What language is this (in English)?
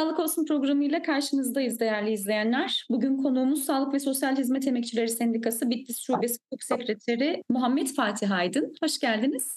Turkish